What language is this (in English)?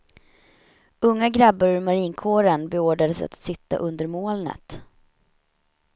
Swedish